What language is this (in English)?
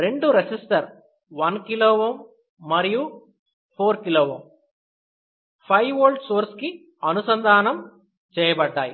Telugu